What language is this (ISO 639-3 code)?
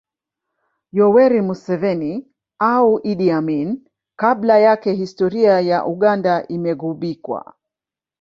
swa